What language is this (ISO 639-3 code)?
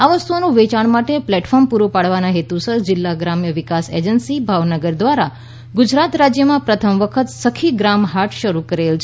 guj